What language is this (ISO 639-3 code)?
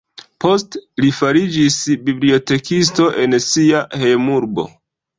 epo